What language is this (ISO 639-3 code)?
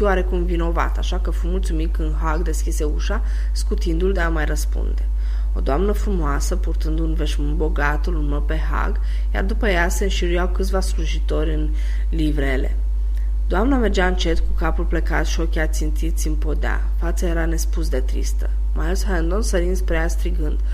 ron